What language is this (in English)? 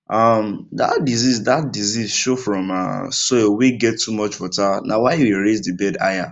Nigerian Pidgin